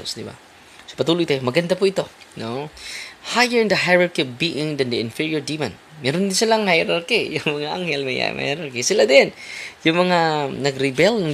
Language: Filipino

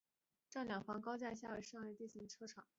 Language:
Chinese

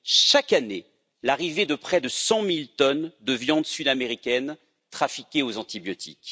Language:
French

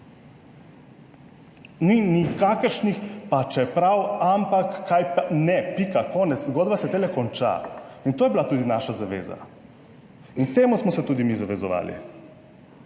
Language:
Slovenian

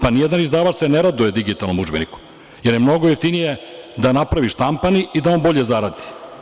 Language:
Serbian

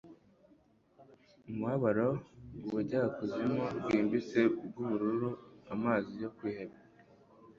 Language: Kinyarwanda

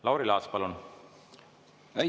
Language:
Estonian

